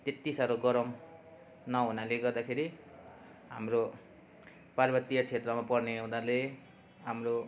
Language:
Nepali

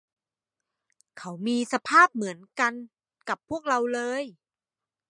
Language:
Thai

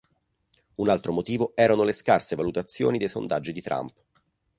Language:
Italian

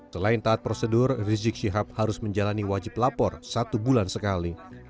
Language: Indonesian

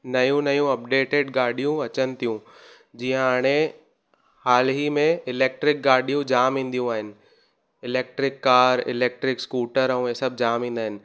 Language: Sindhi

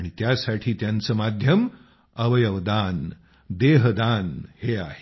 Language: Marathi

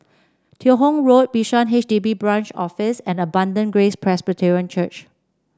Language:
English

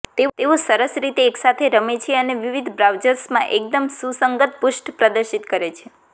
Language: Gujarati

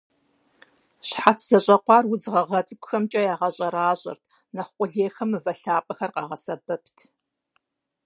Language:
Kabardian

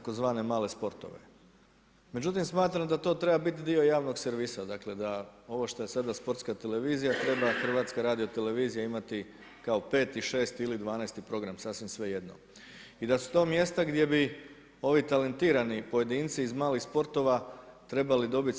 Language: Croatian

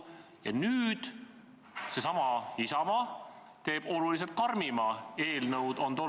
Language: Estonian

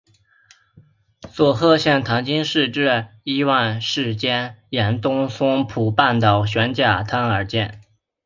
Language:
Chinese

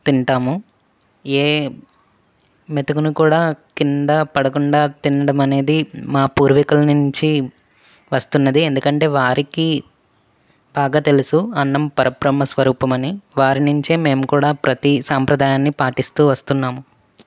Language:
Telugu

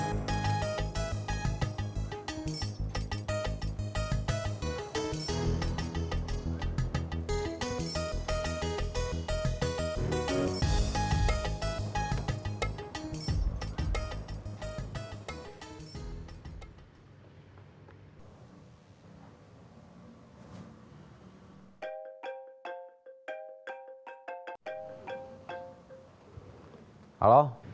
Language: Indonesian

